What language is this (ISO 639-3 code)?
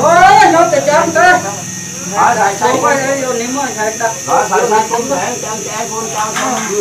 vie